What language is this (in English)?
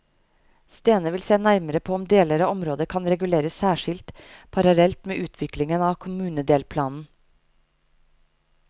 Norwegian